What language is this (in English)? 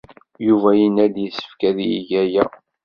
Kabyle